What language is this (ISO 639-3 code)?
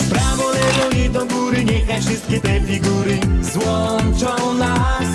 pol